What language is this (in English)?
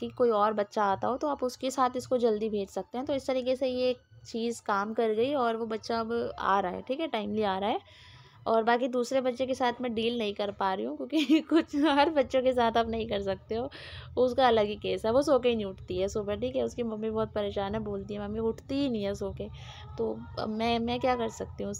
Hindi